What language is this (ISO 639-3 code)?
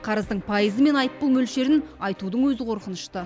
kaz